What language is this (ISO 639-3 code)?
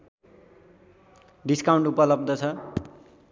nep